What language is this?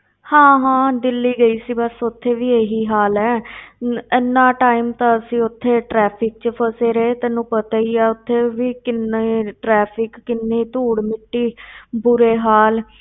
Punjabi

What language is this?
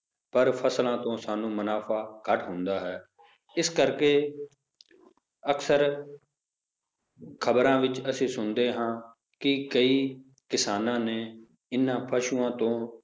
Punjabi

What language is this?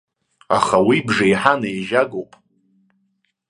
Abkhazian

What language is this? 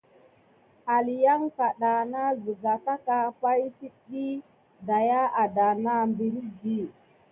Gidar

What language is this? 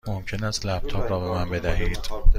Persian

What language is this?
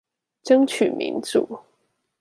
Chinese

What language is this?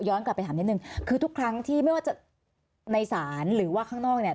Thai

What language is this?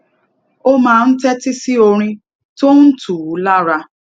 Yoruba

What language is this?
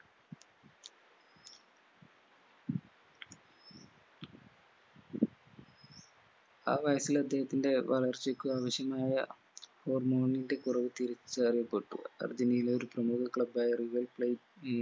Malayalam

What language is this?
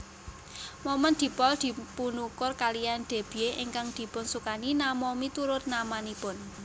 Javanese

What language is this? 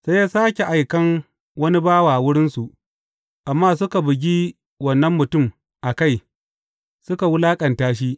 Hausa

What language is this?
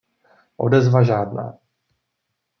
Czech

